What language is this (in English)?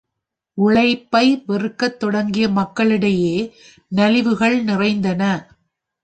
Tamil